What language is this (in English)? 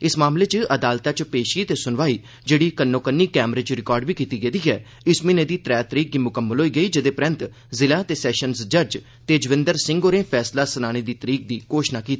Dogri